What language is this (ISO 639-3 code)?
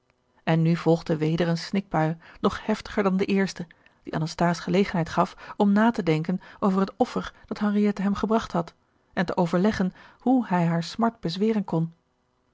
nld